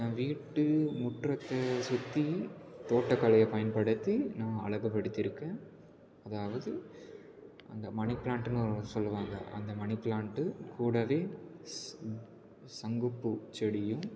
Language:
Tamil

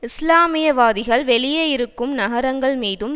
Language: Tamil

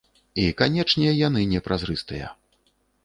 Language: Belarusian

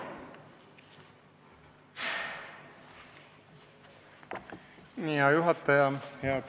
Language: Estonian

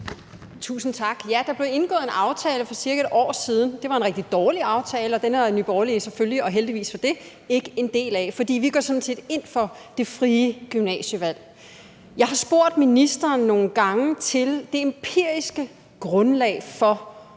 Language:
Danish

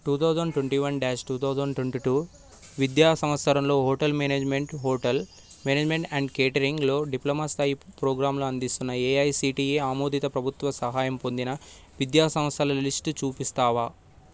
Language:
Telugu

